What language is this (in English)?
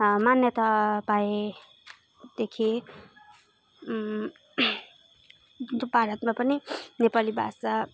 Nepali